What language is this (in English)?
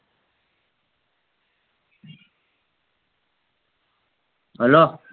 Gujarati